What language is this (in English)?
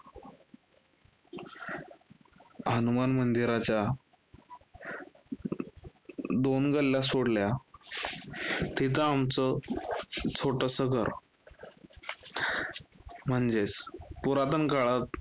Marathi